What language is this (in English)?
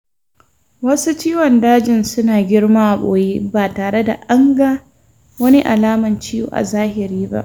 Hausa